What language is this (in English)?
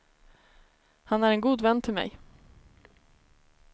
Swedish